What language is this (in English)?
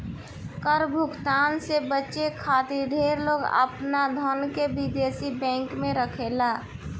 Bhojpuri